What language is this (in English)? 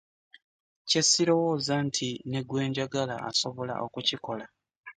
Ganda